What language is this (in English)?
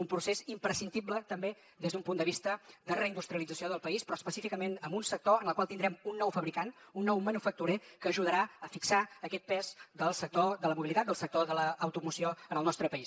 Catalan